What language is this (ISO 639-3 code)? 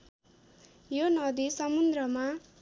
nep